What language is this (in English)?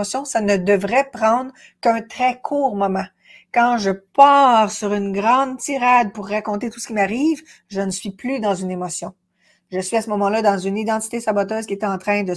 French